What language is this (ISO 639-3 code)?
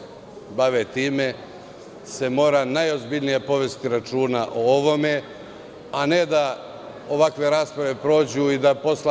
srp